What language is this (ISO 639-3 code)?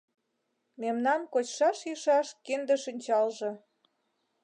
chm